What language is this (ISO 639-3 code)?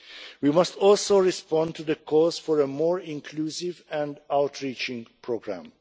eng